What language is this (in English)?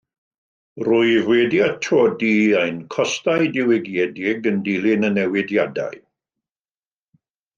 Welsh